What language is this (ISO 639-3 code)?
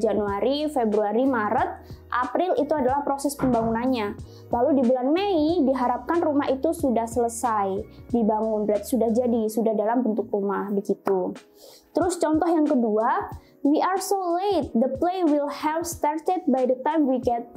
ind